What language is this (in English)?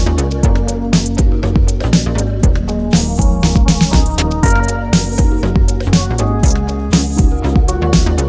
Indonesian